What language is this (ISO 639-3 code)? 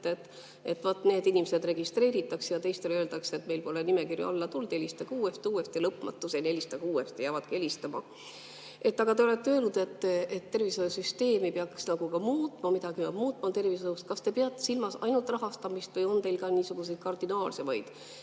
est